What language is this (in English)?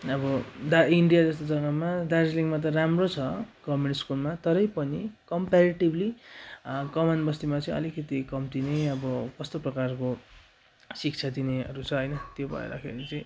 Nepali